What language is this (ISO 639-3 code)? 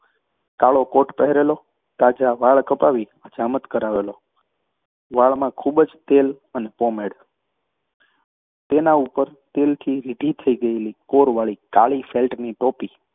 guj